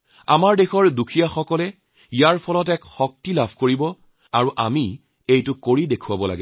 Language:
Assamese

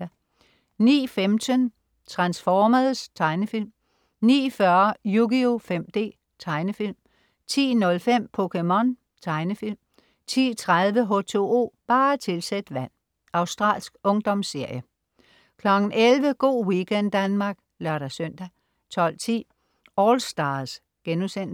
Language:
Danish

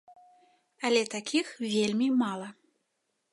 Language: Belarusian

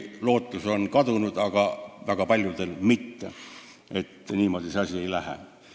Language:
Estonian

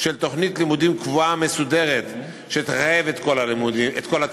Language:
Hebrew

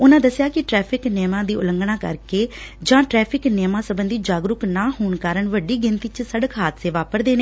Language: Punjabi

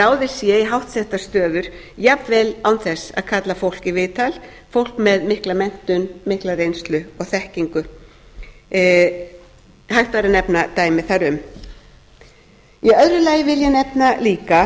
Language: Icelandic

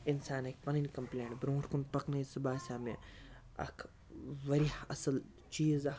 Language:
Kashmiri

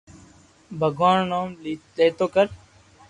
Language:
Loarki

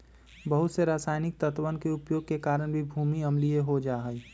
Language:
Magahi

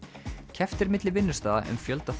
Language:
Icelandic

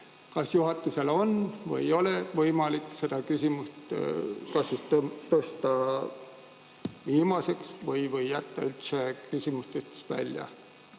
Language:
Estonian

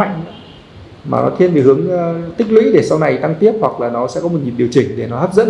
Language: Vietnamese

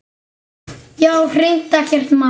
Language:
Icelandic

